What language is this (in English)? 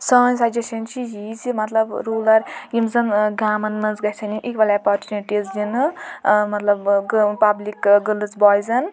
Kashmiri